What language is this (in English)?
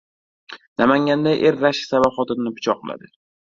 Uzbek